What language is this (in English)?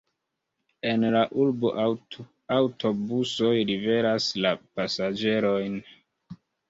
Esperanto